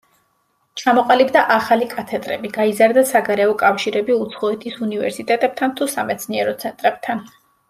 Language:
Georgian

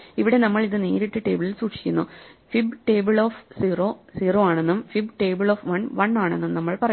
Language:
Malayalam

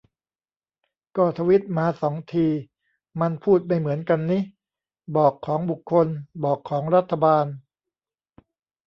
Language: Thai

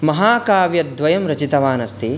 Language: Sanskrit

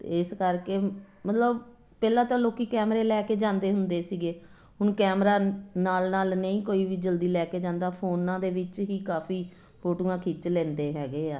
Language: Punjabi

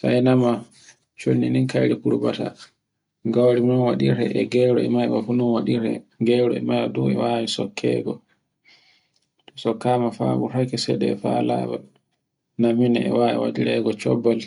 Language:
Borgu Fulfulde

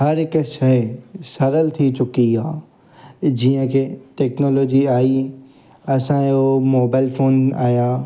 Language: Sindhi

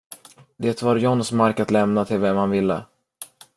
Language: Swedish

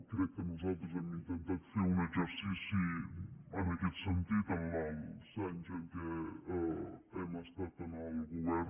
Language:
Catalan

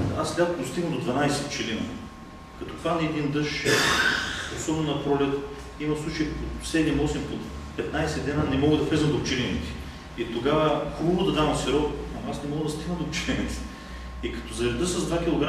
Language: Bulgarian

